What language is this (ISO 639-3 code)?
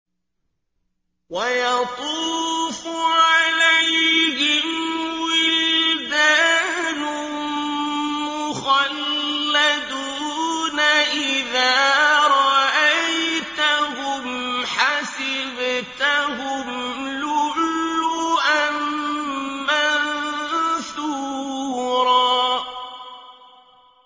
ara